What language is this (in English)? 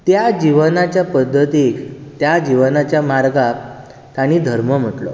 Konkani